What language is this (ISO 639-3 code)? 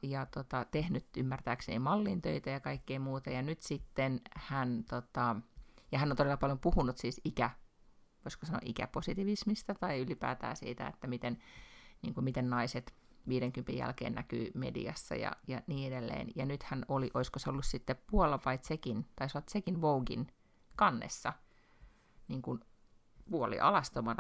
fin